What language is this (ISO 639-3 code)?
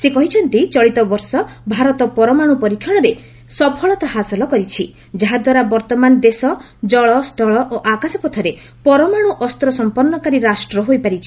ori